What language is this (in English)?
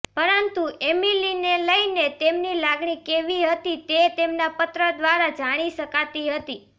Gujarati